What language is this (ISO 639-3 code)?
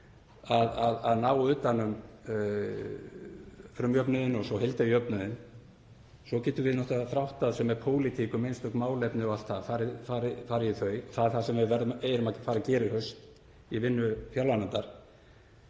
isl